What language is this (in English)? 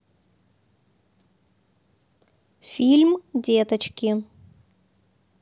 Russian